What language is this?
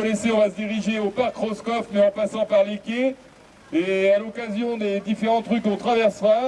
French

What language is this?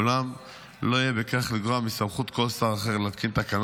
Hebrew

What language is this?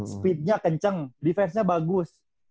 Indonesian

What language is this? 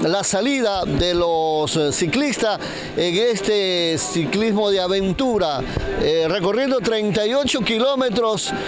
Spanish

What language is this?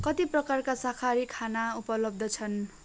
Nepali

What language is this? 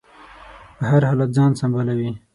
Pashto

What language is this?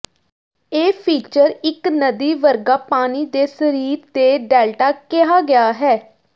Punjabi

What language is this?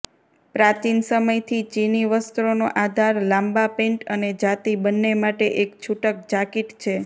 Gujarati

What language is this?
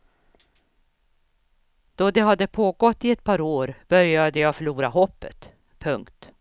Swedish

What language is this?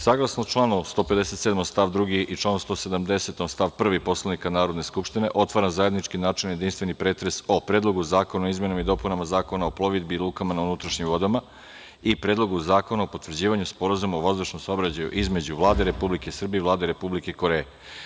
Serbian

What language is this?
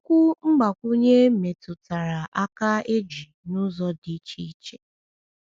Igbo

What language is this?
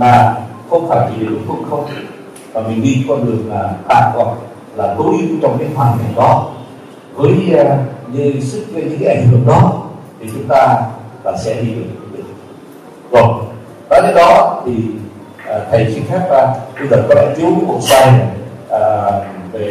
Vietnamese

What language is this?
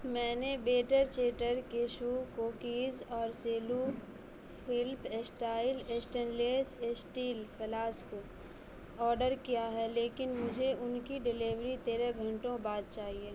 Urdu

